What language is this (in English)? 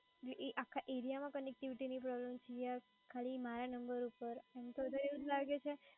Gujarati